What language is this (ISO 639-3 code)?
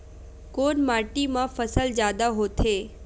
hne